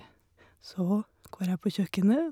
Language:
Norwegian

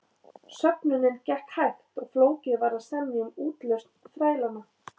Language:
Icelandic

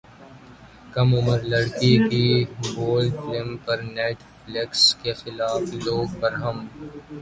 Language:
Urdu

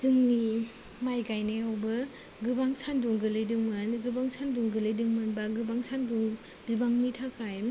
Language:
Bodo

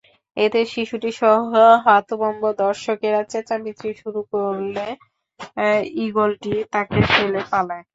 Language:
Bangla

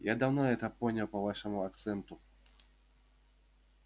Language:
Russian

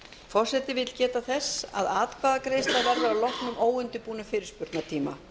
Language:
Icelandic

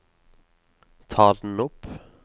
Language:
Norwegian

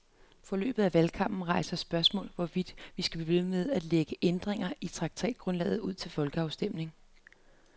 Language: Danish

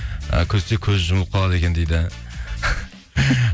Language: Kazakh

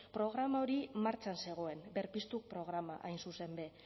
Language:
Basque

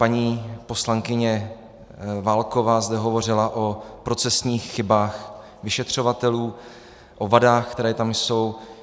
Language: Czech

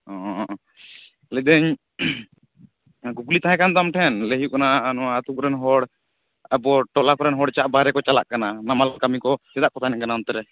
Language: Santali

